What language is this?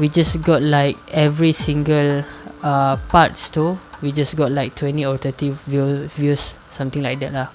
Malay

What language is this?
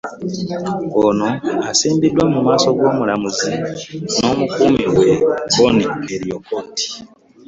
Ganda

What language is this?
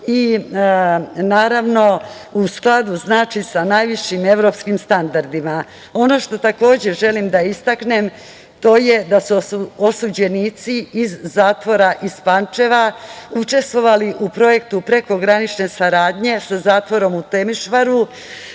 Serbian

